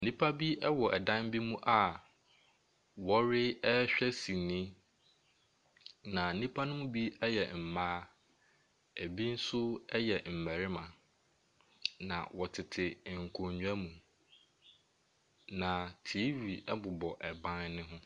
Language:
Akan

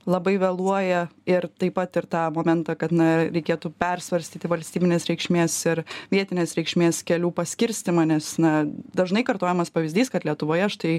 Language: Lithuanian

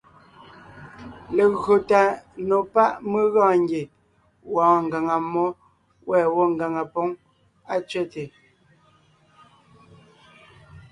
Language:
Ngiemboon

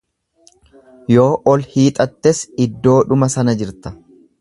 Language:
Oromo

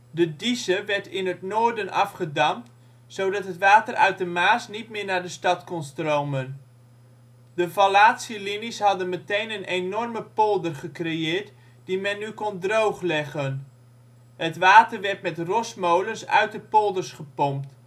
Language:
Dutch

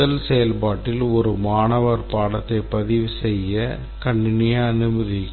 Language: Tamil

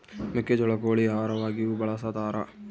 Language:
Kannada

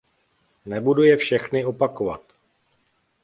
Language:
Czech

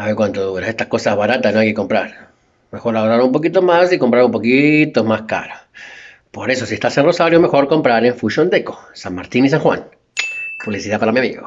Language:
Spanish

